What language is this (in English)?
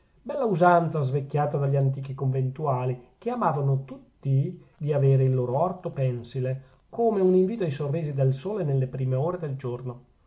Italian